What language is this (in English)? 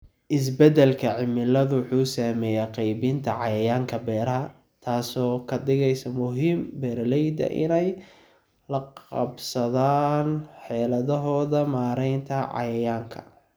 Somali